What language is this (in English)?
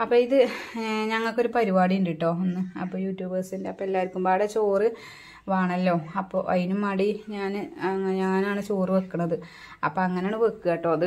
Norwegian